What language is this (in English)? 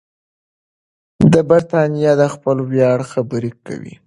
Pashto